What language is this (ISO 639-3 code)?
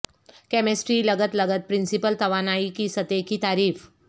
urd